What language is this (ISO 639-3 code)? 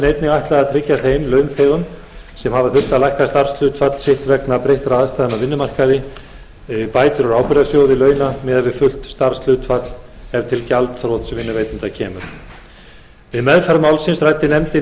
isl